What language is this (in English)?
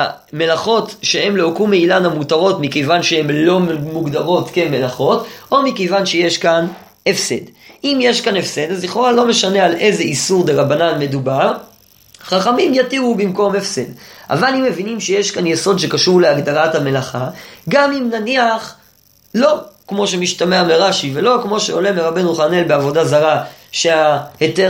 Hebrew